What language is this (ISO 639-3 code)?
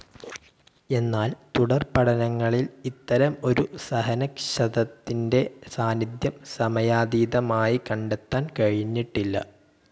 mal